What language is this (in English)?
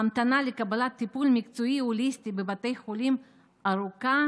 Hebrew